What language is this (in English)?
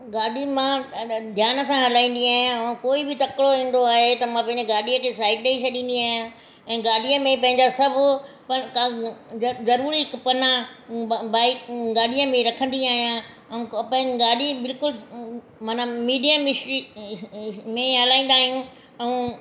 Sindhi